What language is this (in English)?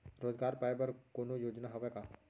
Chhattisgarhi